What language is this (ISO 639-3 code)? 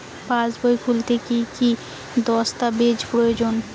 ben